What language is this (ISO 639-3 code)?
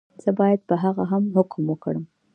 pus